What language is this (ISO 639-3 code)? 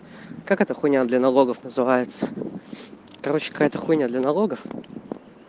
rus